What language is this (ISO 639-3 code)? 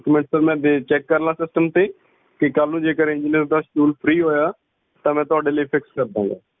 pan